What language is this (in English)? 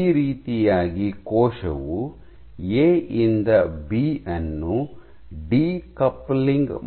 Kannada